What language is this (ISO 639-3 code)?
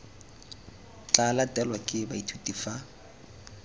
tsn